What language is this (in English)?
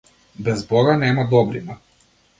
Macedonian